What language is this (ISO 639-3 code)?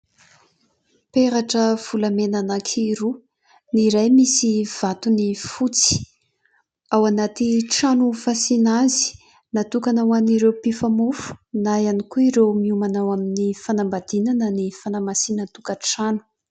mlg